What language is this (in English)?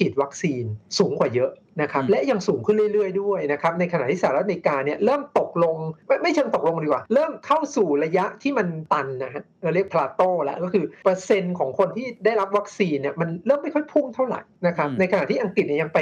Thai